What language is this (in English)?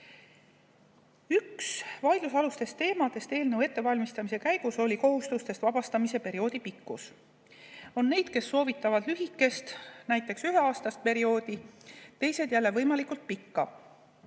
Estonian